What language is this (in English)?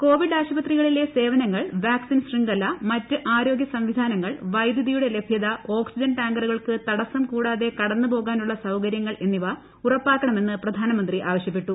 Malayalam